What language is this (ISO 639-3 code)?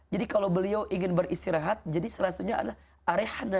ind